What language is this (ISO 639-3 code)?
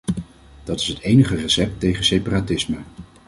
nld